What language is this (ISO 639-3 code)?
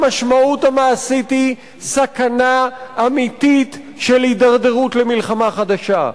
heb